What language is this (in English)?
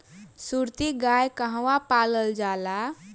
Bhojpuri